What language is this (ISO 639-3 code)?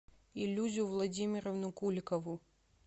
rus